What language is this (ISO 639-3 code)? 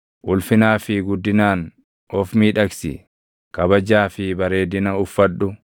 orm